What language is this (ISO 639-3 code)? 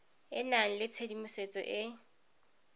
tsn